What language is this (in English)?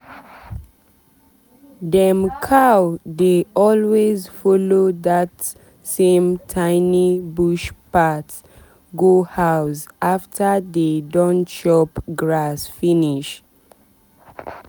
Nigerian Pidgin